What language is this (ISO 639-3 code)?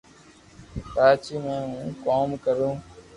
lrk